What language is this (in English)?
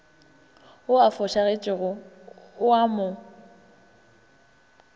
Northern Sotho